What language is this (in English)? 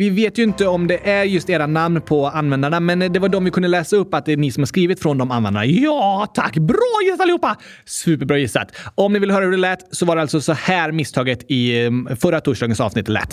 Swedish